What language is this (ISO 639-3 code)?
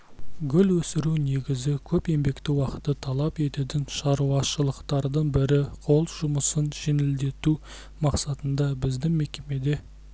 kaz